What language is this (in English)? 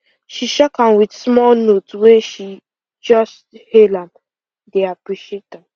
Nigerian Pidgin